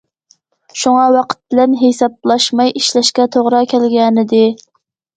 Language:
Uyghur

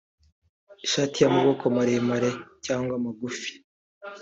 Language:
Kinyarwanda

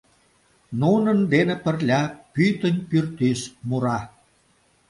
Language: Mari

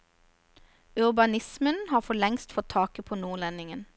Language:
Norwegian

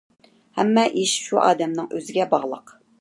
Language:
Uyghur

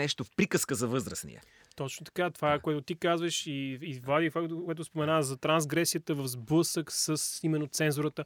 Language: Bulgarian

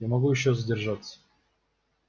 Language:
Russian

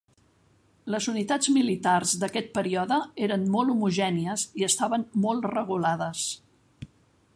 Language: Catalan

